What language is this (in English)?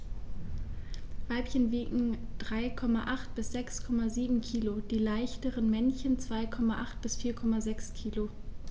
German